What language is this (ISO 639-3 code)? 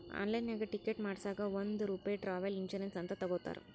kan